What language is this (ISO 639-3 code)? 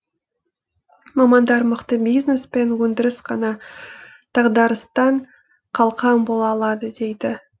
kaz